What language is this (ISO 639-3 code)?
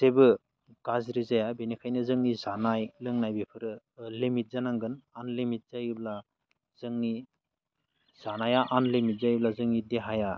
brx